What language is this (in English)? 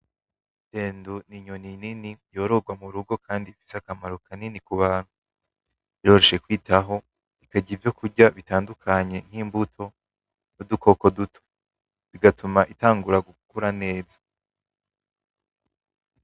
Rundi